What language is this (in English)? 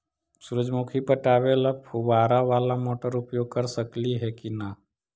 Magahi